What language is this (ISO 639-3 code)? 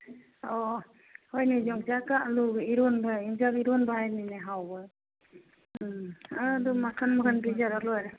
mni